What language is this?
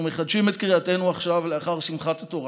Hebrew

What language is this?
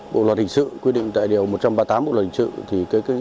Vietnamese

